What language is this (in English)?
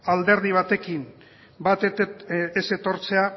Basque